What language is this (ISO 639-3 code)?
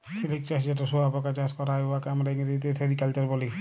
ben